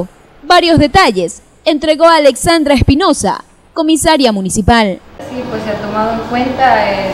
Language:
Spanish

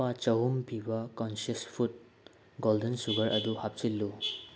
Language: Manipuri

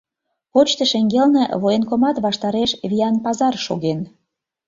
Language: Mari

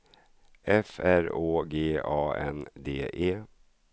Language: Swedish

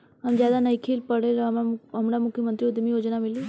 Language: Bhojpuri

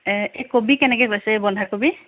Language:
Assamese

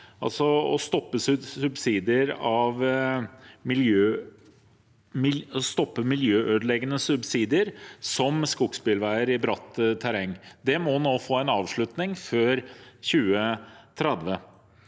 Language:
Norwegian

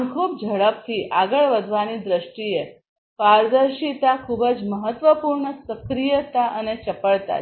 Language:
Gujarati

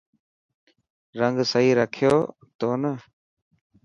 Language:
Dhatki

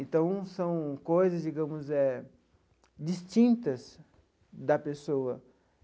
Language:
Portuguese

